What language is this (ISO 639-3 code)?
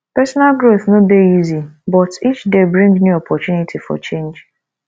pcm